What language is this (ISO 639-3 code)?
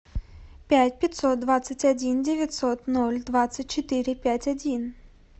rus